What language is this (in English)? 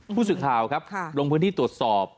Thai